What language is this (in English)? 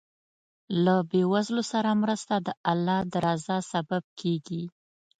Pashto